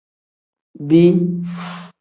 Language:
Tem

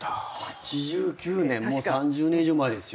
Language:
Japanese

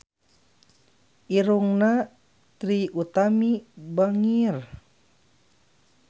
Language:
Sundanese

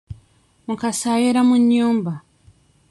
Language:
Ganda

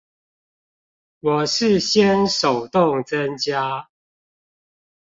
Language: Chinese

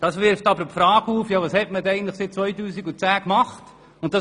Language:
Swiss German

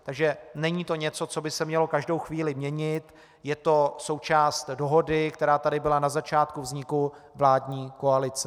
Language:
Czech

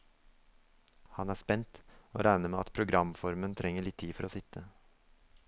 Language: Norwegian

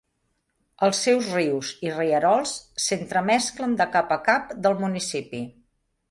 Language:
Catalan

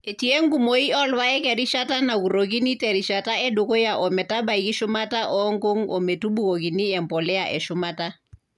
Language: Masai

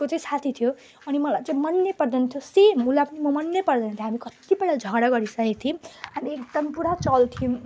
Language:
Nepali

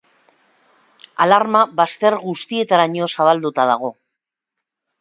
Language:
Basque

